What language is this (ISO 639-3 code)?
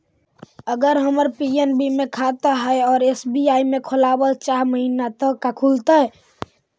mag